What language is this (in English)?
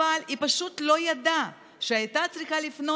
Hebrew